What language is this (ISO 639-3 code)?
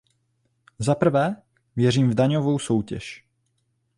ces